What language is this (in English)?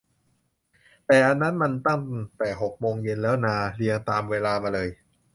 Thai